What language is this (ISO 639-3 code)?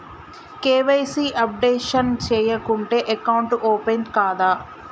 tel